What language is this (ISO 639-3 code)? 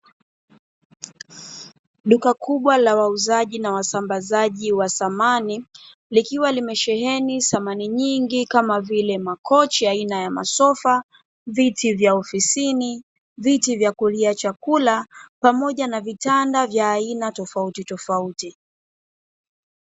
swa